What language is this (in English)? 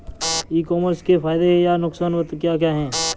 Hindi